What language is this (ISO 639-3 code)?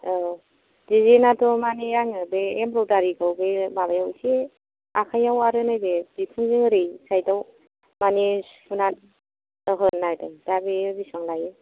brx